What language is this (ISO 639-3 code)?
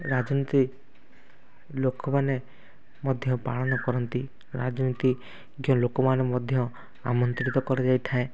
ori